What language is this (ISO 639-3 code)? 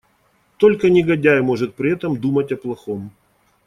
rus